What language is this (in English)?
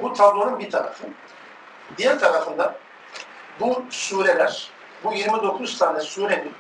Turkish